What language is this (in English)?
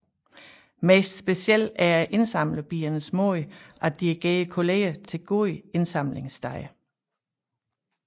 Danish